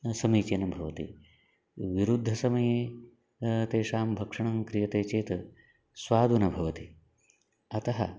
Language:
Sanskrit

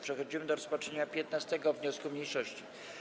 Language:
Polish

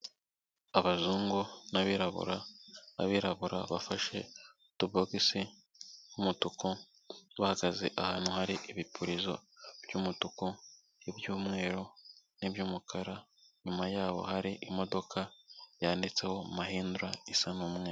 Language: Kinyarwanda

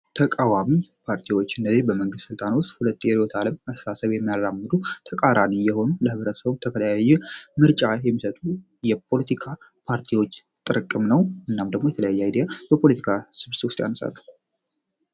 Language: Amharic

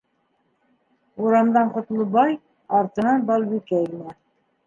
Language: Bashkir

